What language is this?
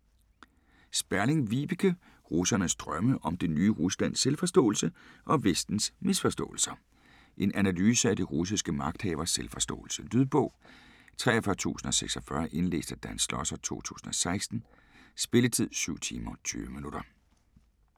Danish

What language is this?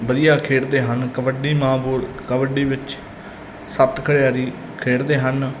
Punjabi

